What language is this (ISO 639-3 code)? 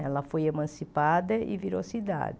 por